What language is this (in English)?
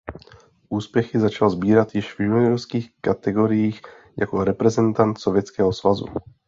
Czech